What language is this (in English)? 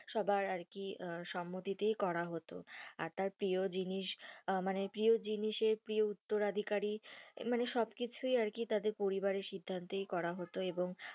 Bangla